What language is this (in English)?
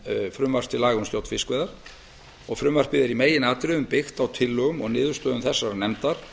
Icelandic